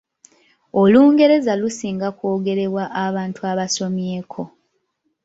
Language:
Ganda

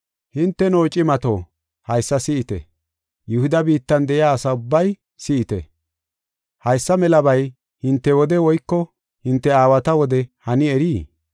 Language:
Gofa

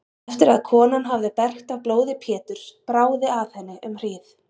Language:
Icelandic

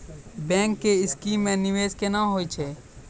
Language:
Maithili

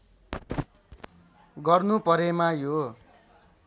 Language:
Nepali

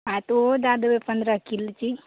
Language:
Maithili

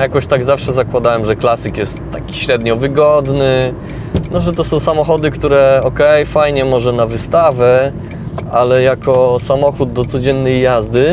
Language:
Polish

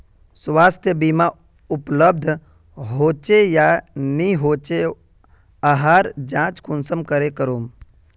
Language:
Magahi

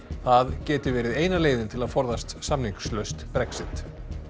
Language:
Icelandic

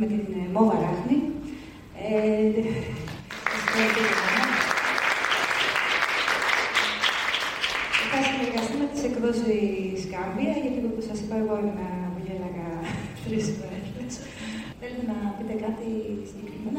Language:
Greek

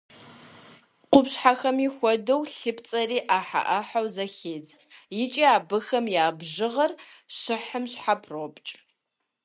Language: Kabardian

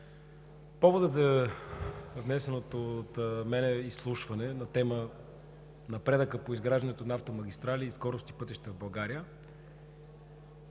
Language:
Bulgarian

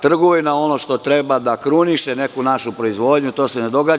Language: Serbian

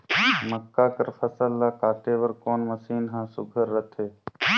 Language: Chhattisgarhi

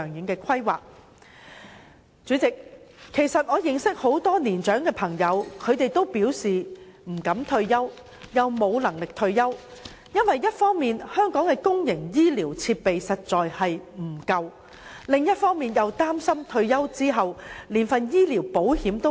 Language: Cantonese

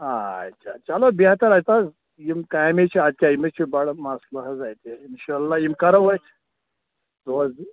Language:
Kashmiri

